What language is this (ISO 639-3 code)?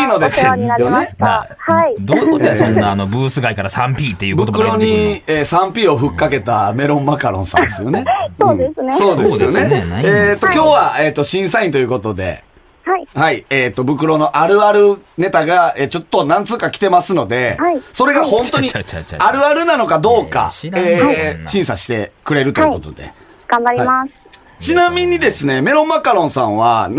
jpn